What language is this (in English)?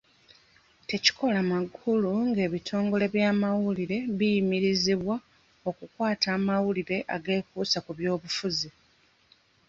Ganda